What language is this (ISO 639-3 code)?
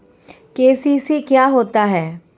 hin